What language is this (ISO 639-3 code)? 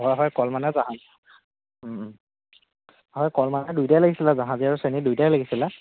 asm